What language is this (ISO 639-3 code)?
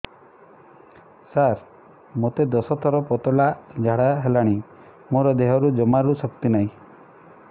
ori